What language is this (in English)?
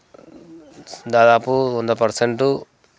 Telugu